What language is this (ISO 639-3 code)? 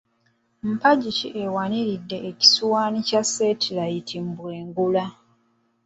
lug